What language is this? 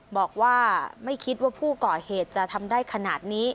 Thai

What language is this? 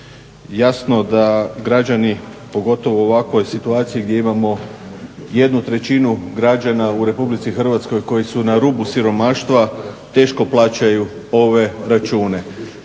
Croatian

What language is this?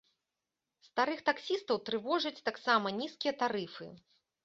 Belarusian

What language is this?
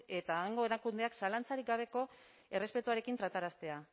Basque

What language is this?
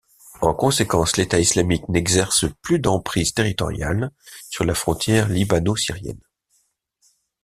French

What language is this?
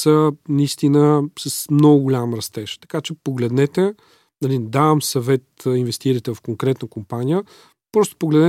Bulgarian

